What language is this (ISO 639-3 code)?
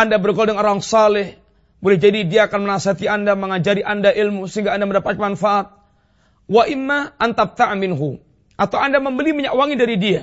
msa